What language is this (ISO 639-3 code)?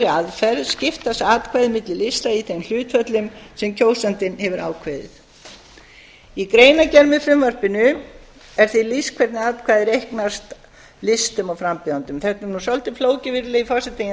isl